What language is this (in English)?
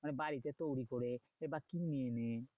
Bangla